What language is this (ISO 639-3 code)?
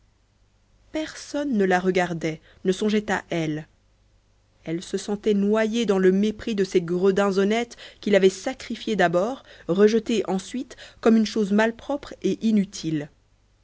fra